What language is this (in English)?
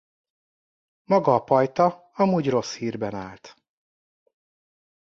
Hungarian